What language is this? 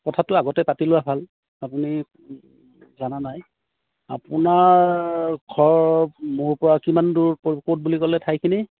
Assamese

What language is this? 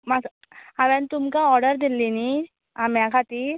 Konkani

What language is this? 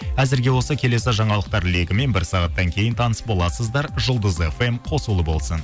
Kazakh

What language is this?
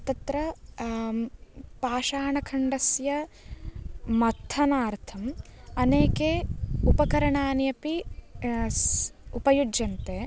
Sanskrit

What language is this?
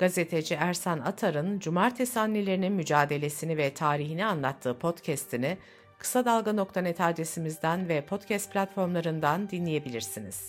Turkish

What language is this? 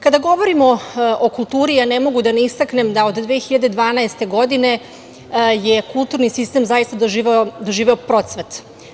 Serbian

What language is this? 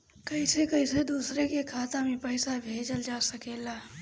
Bhojpuri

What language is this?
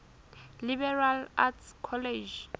Southern Sotho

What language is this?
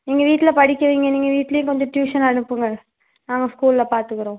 Tamil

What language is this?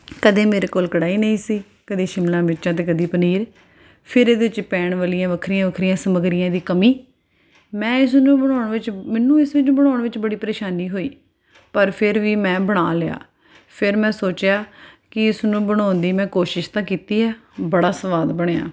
Punjabi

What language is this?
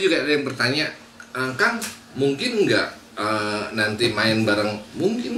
Indonesian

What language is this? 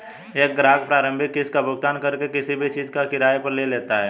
Hindi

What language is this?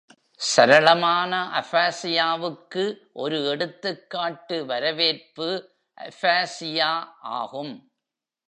Tamil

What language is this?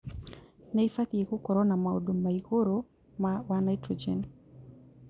Kikuyu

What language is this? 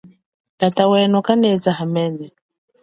Chokwe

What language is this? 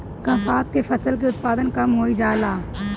Bhojpuri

